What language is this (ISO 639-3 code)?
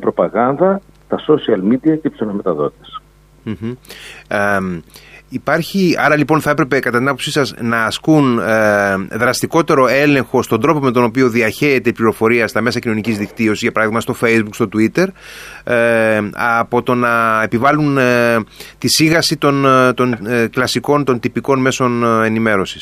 ell